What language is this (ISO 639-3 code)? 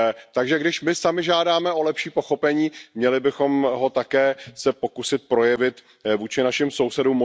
ces